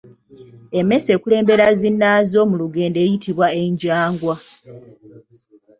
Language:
Ganda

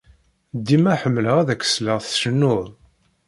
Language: Kabyle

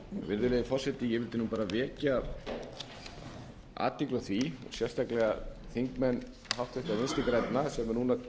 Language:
Icelandic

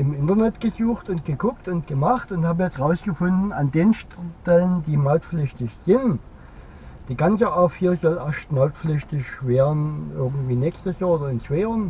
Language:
German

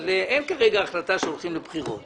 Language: Hebrew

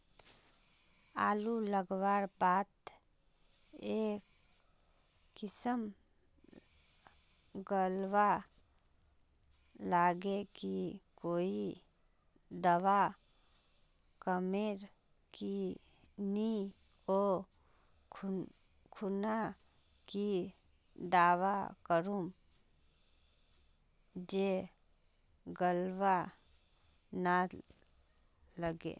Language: Magahi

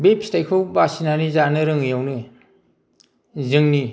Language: Bodo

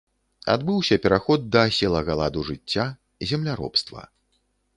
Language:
Belarusian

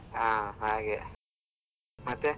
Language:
Kannada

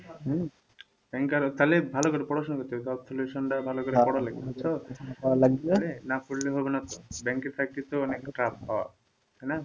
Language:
Bangla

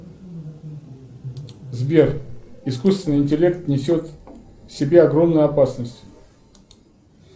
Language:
Russian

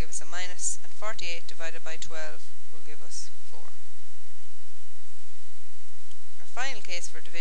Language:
English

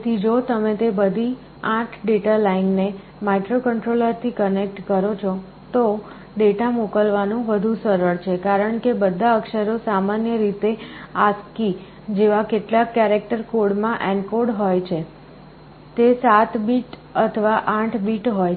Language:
Gujarati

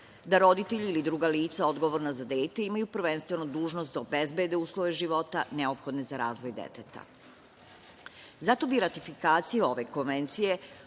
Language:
Serbian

